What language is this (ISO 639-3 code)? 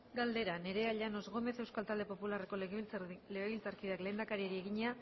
eus